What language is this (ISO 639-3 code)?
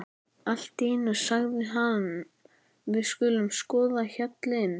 isl